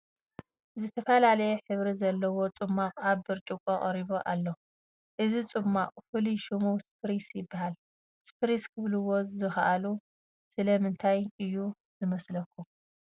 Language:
Tigrinya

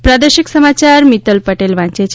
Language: Gujarati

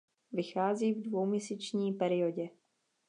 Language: Czech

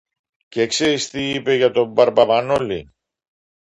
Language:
Greek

